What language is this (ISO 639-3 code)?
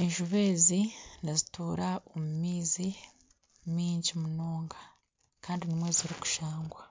nyn